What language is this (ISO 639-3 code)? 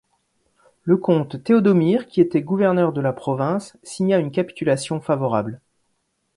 fra